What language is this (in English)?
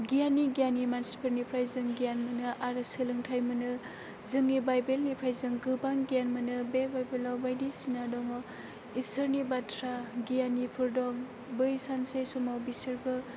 Bodo